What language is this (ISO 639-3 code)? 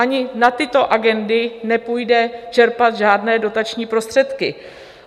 ces